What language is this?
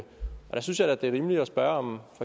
Danish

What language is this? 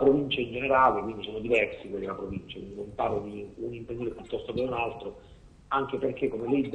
Italian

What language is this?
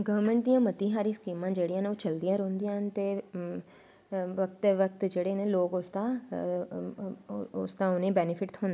Dogri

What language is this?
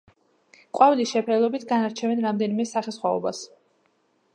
Georgian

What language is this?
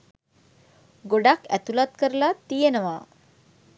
Sinhala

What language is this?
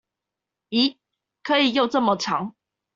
Chinese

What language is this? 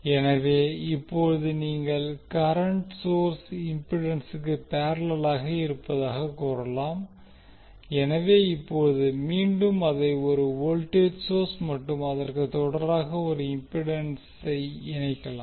Tamil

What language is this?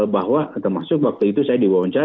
Indonesian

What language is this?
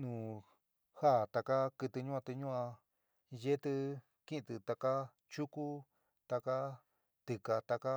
San Miguel El Grande Mixtec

